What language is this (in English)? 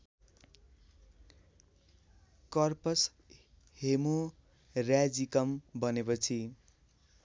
Nepali